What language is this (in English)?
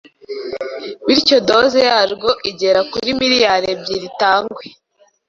Kinyarwanda